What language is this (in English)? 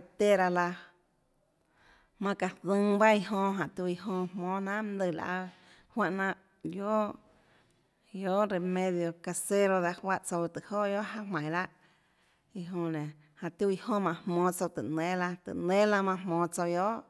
Tlacoatzintepec Chinantec